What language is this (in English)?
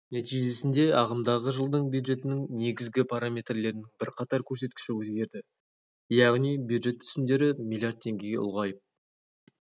Kazakh